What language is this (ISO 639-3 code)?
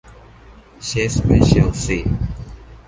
tha